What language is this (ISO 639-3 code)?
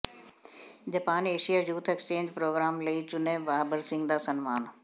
pan